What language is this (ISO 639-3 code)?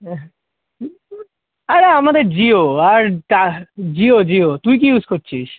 ben